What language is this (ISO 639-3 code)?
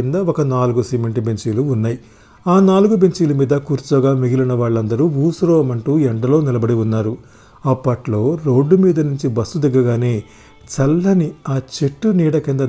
tel